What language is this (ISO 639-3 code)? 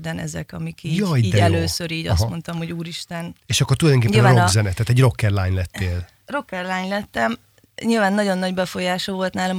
hun